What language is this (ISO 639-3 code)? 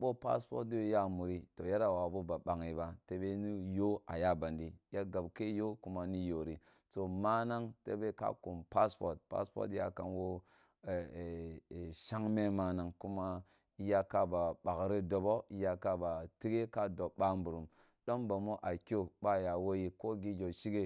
bbu